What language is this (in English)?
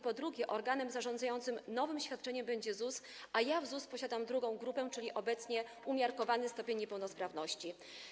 Polish